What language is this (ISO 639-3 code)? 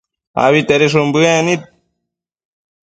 mcf